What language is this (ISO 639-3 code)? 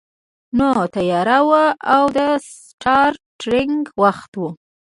pus